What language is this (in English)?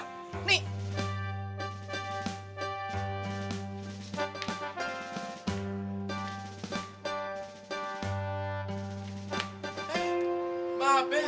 Indonesian